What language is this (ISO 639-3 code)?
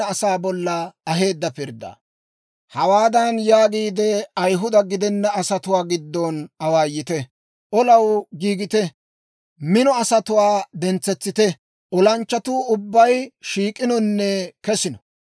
dwr